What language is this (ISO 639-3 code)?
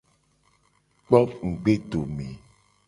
gej